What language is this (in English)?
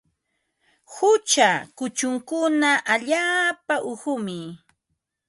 Ambo-Pasco Quechua